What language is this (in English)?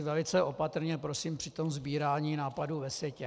Czech